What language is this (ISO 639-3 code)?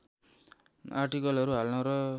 nep